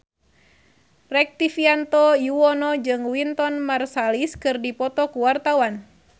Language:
Sundanese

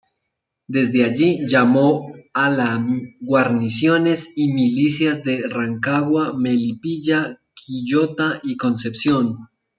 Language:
Spanish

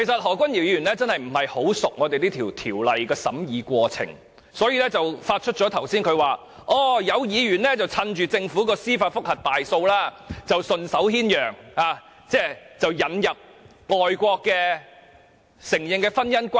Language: Cantonese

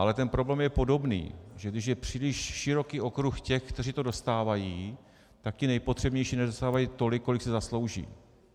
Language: Czech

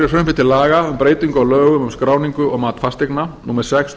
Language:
Icelandic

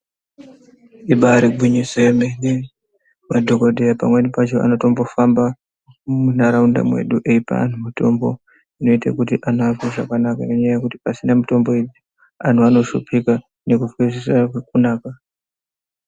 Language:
Ndau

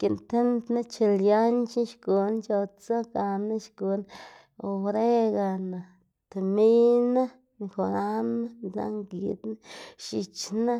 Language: Xanaguía Zapotec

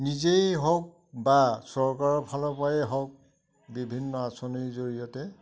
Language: Assamese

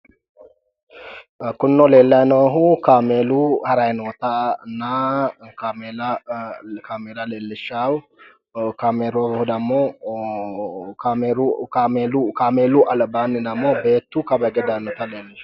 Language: Sidamo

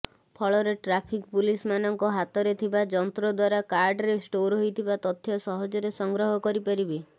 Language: Odia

